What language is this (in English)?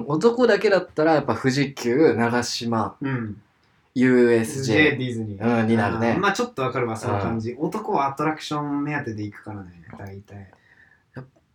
Japanese